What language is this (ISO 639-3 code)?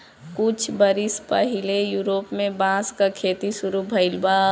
bho